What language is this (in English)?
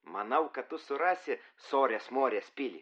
Lithuanian